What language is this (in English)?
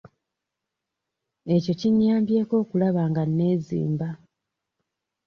Ganda